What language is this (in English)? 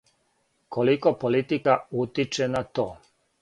Serbian